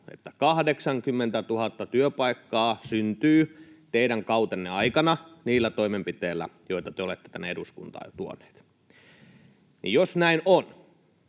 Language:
Finnish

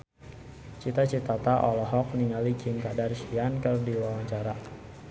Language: Sundanese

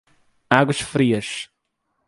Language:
Portuguese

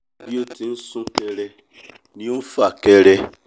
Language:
Yoruba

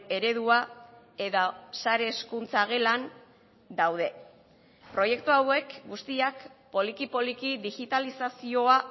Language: Basque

